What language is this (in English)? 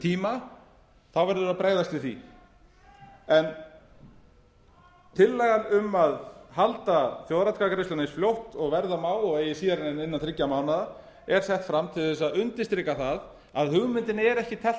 Icelandic